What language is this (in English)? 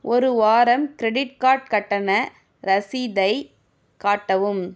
Tamil